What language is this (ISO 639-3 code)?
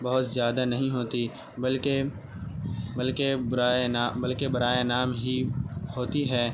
urd